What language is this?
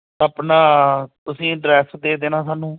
Punjabi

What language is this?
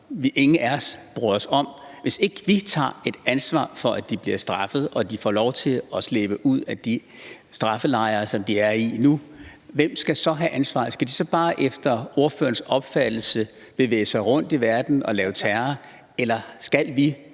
Danish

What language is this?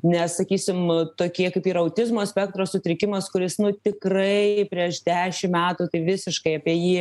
Lithuanian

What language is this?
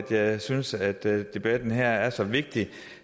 Danish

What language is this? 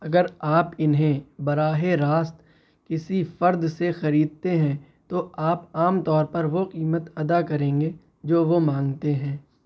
Urdu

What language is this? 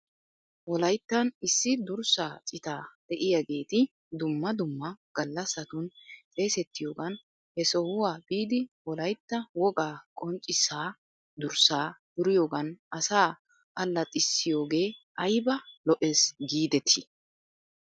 Wolaytta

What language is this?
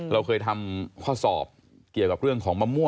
Thai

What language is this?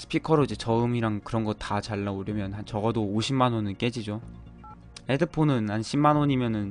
Korean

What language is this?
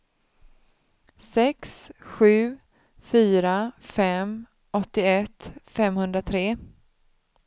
Swedish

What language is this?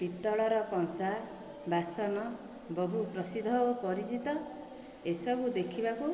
Odia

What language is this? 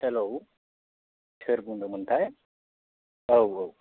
Bodo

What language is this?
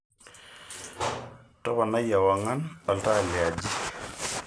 Masai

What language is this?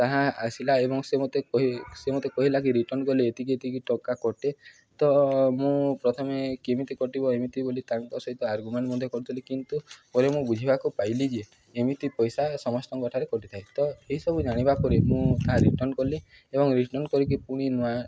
Odia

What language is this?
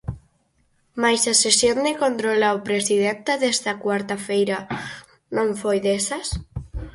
Galician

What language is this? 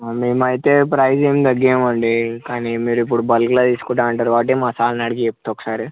Telugu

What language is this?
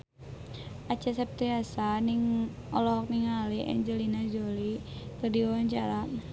Sundanese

